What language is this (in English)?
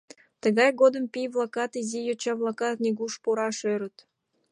Mari